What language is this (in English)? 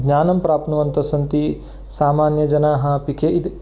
Sanskrit